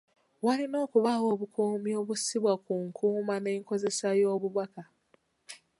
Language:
Ganda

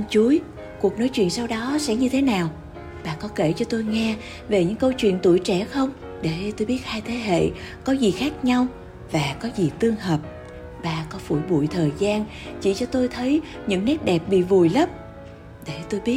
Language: Vietnamese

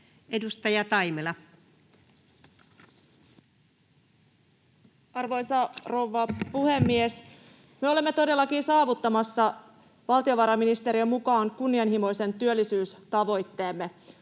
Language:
Finnish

